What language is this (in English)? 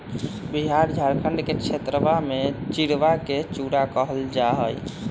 Magahi